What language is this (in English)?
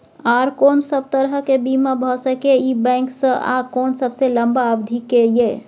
Maithili